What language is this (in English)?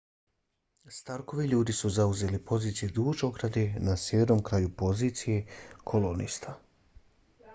Bosnian